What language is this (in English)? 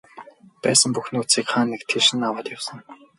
Mongolian